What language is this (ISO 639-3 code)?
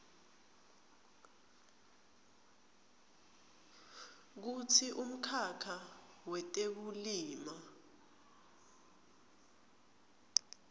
ssw